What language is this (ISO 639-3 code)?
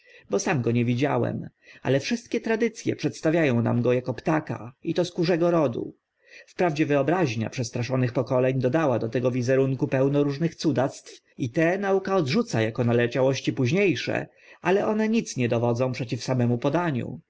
pol